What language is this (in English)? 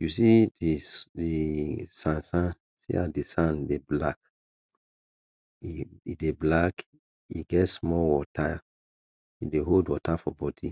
Nigerian Pidgin